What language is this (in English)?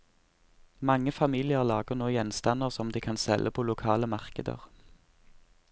Norwegian